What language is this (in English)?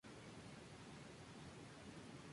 Spanish